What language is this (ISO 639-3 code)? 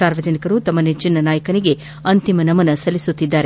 kan